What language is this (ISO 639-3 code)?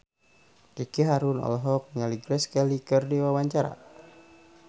sun